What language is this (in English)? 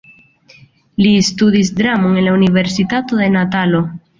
Esperanto